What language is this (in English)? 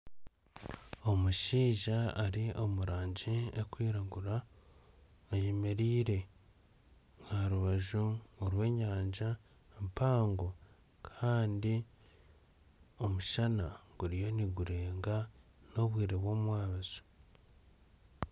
Nyankole